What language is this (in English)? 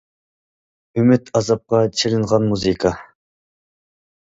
Uyghur